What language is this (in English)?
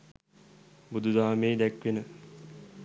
Sinhala